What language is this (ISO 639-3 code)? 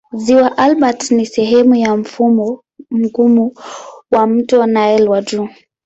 swa